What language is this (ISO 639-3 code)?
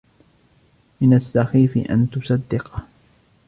ara